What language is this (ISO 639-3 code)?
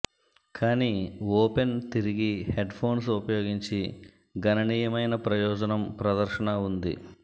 tel